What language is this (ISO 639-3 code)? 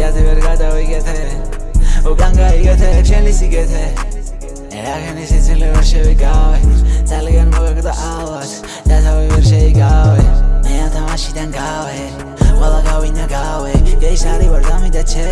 spa